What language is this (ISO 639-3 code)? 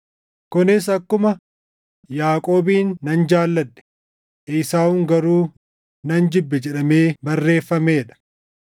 orm